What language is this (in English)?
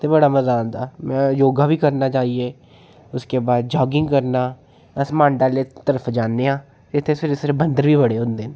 Dogri